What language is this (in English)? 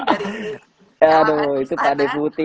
Indonesian